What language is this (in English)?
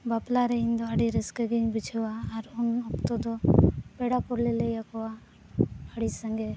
Santali